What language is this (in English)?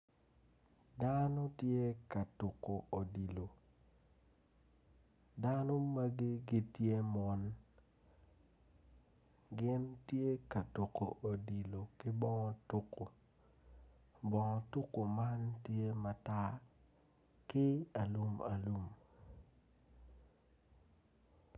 Acoli